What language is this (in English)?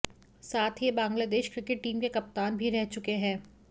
Hindi